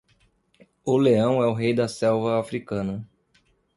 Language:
Portuguese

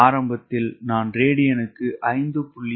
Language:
Tamil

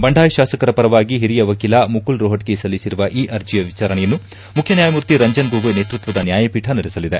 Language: Kannada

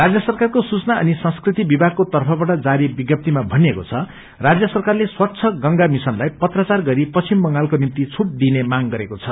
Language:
Nepali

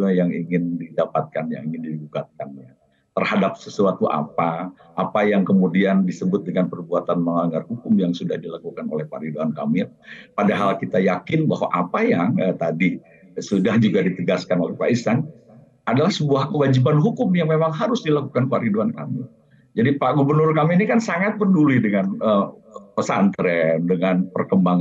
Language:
Indonesian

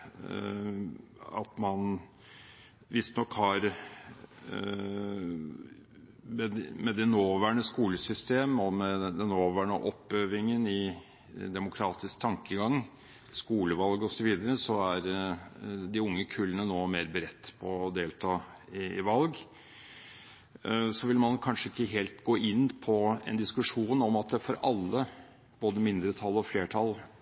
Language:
Norwegian Bokmål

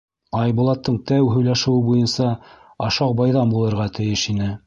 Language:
Bashkir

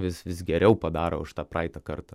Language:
Lithuanian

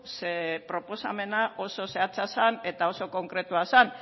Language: Basque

